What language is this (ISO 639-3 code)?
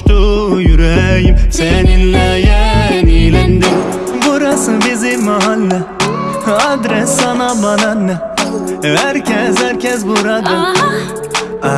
tur